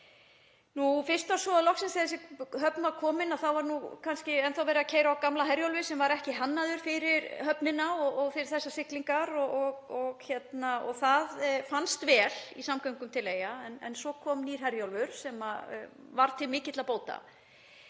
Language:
Icelandic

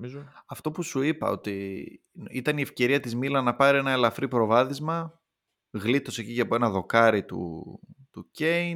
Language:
Greek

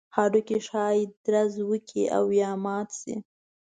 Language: Pashto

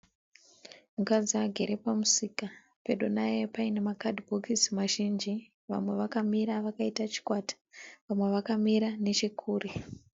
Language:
Shona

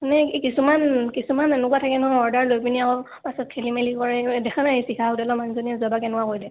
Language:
Assamese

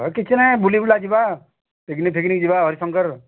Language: Odia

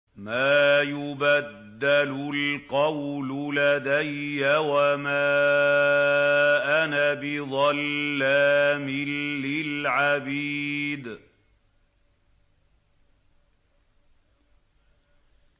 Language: Arabic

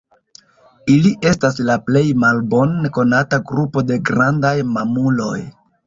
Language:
Esperanto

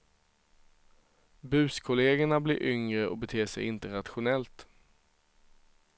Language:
Swedish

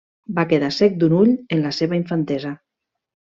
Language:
Catalan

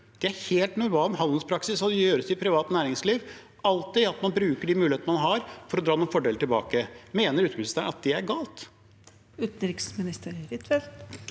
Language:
Norwegian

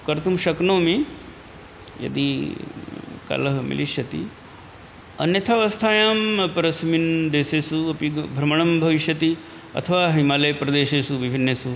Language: Sanskrit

